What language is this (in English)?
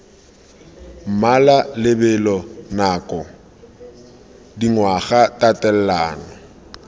Tswana